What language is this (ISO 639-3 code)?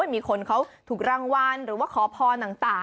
tha